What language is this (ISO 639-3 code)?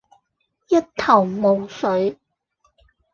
yue